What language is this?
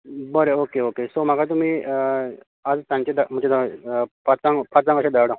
Konkani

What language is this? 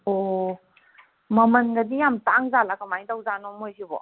Manipuri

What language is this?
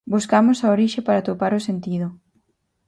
Galician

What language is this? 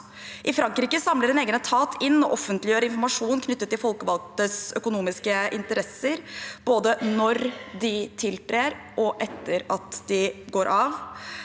Norwegian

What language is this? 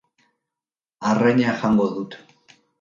Basque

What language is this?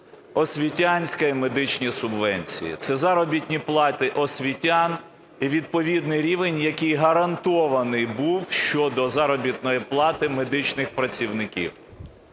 Ukrainian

